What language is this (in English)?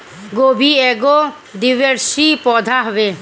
Bhojpuri